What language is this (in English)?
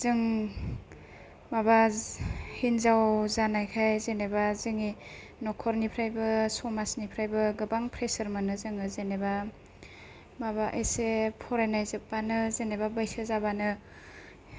Bodo